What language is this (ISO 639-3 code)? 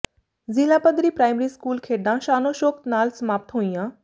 pan